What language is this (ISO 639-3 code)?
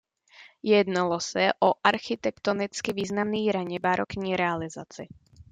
ces